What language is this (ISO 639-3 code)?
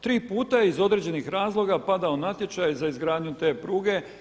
hrv